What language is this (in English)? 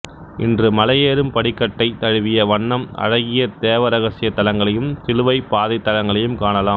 Tamil